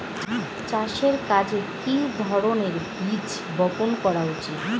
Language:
Bangla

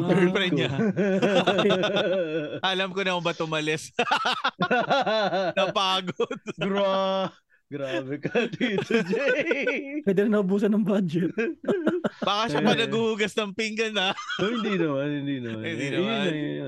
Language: Filipino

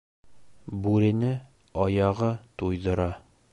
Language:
Bashkir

